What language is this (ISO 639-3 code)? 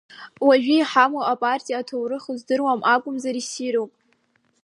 abk